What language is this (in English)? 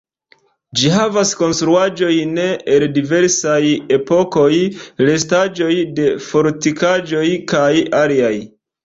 Esperanto